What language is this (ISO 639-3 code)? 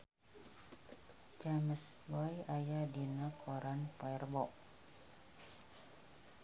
sun